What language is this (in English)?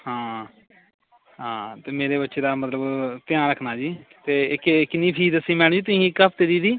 Punjabi